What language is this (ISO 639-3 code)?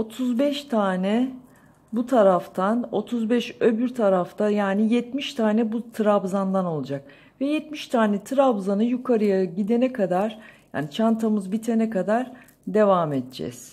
tur